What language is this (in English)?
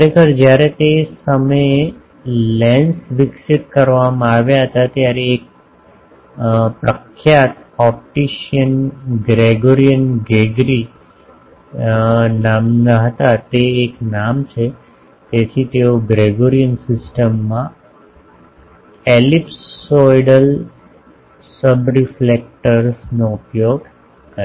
Gujarati